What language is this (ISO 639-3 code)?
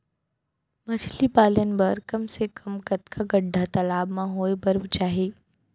hne